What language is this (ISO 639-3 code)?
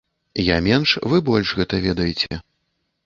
bel